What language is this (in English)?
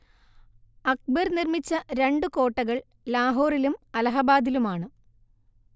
Malayalam